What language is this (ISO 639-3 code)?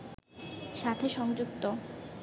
ben